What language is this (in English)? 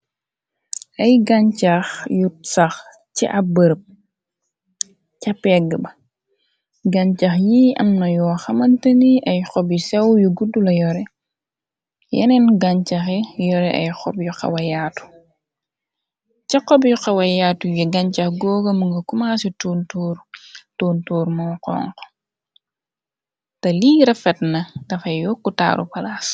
Wolof